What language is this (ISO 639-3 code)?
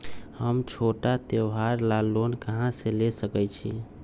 mag